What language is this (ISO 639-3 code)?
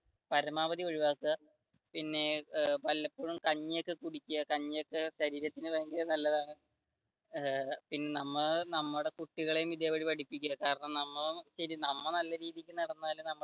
mal